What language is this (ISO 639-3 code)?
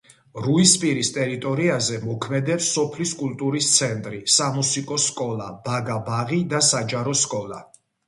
kat